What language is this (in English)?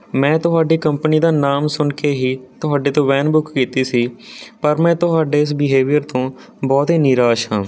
Punjabi